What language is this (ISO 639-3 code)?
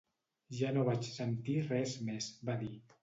cat